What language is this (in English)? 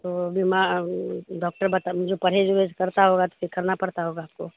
Urdu